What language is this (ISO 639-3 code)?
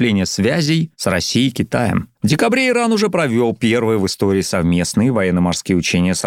rus